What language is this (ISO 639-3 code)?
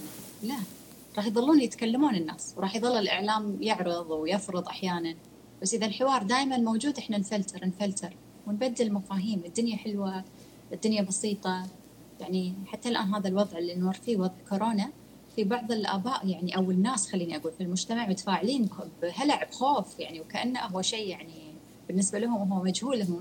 ara